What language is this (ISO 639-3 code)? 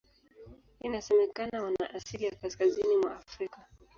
swa